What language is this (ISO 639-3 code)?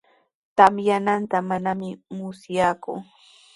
qws